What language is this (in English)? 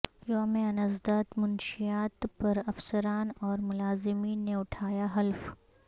Urdu